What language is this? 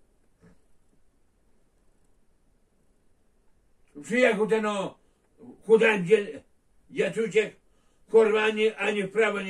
Polish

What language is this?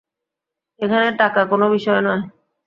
Bangla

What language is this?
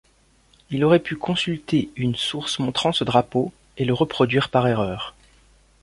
French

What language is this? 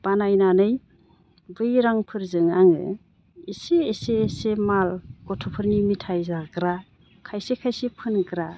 Bodo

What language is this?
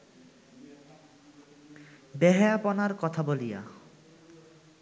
Bangla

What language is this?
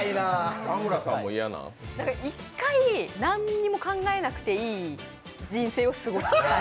Japanese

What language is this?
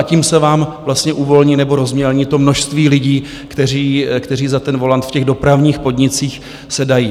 Czech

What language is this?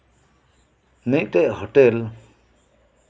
Santali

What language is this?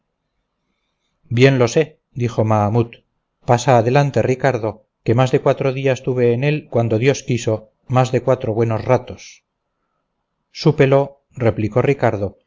Spanish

